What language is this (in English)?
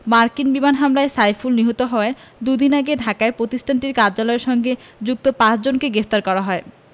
Bangla